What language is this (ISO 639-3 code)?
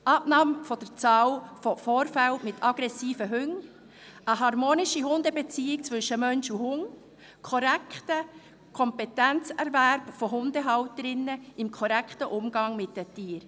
gsw